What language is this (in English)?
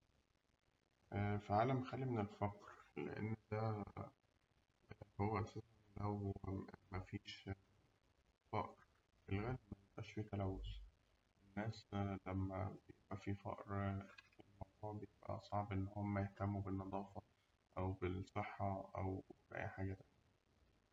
Egyptian Arabic